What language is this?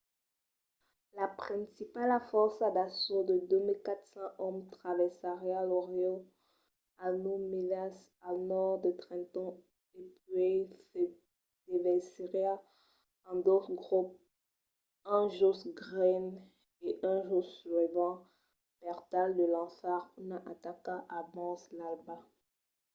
Occitan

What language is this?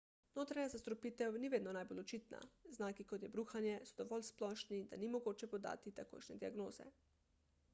Slovenian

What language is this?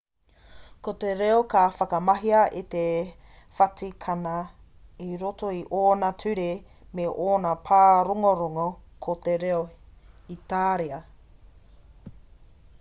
Māori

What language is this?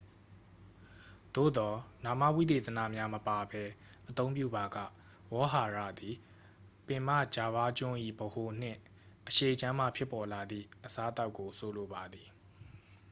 Burmese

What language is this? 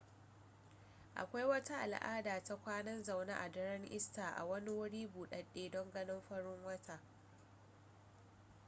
Hausa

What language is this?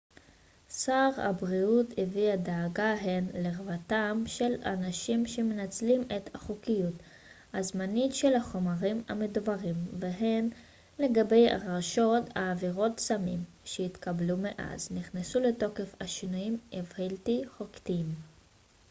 Hebrew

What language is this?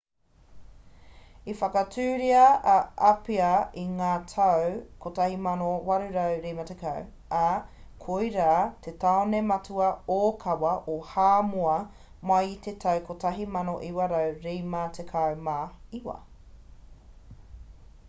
Māori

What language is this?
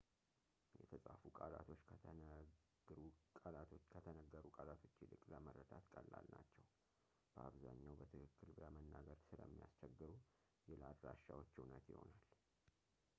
Amharic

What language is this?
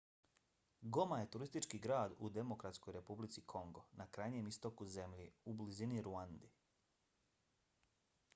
Bosnian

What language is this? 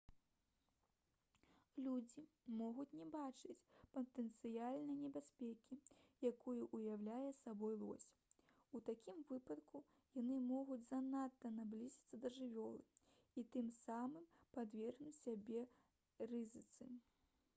Belarusian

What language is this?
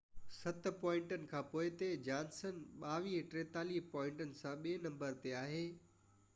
Sindhi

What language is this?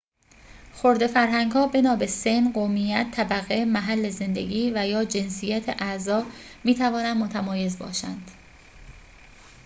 Persian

